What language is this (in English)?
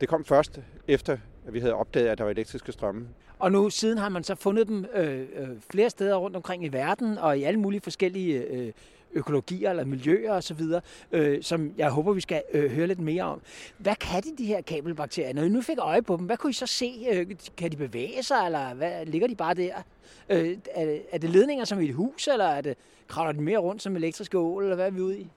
Danish